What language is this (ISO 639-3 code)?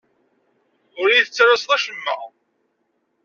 kab